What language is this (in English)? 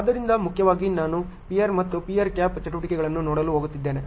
Kannada